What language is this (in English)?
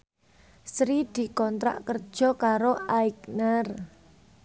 Javanese